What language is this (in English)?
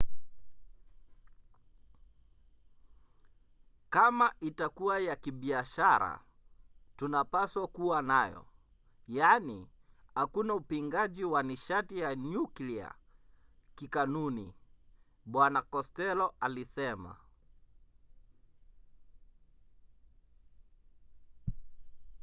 Swahili